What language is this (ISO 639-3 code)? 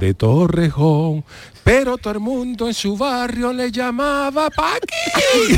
spa